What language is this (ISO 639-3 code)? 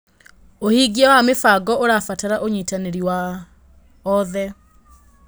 kik